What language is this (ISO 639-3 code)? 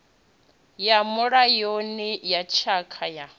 ven